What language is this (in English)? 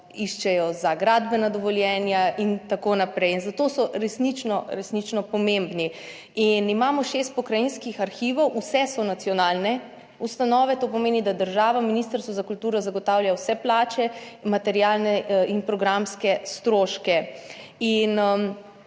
Slovenian